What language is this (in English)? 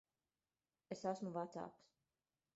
Latvian